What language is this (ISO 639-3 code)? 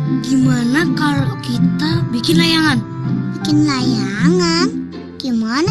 ind